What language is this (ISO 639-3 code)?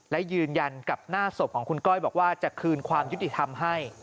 tha